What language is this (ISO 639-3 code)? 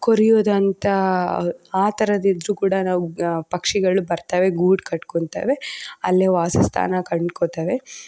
kan